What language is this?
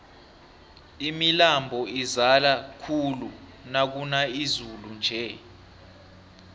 South Ndebele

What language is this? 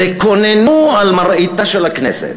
Hebrew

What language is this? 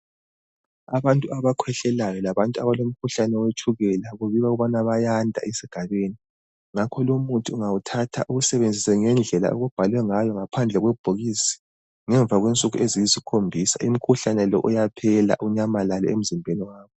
North Ndebele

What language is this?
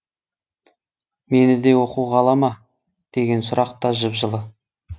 Kazakh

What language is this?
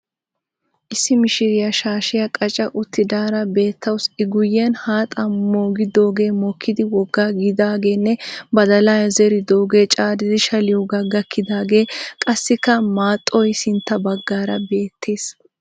Wolaytta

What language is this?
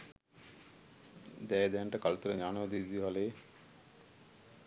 Sinhala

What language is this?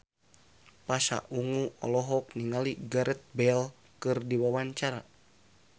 Sundanese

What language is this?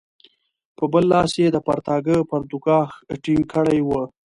Pashto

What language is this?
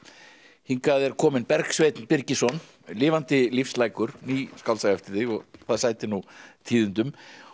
Icelandic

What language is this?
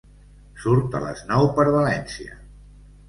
Catalan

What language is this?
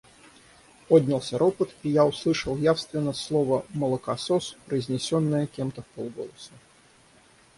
Russian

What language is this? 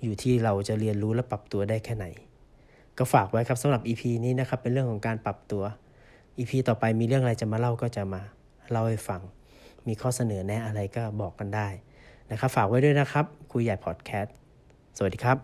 Thai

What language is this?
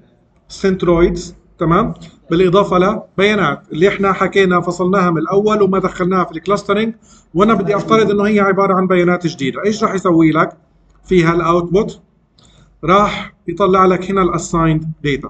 Arabic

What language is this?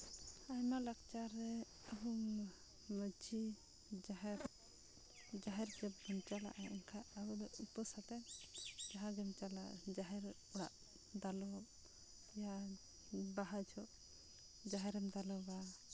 Santali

